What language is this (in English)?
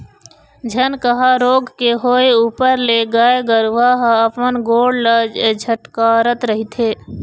Chhattisgarhi